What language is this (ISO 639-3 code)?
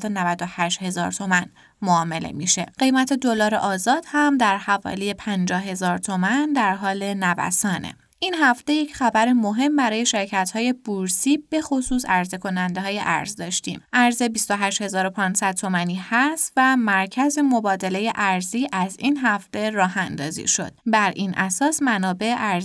fas